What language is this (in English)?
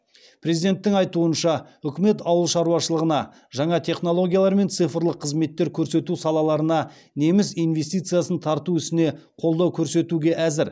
Kazakh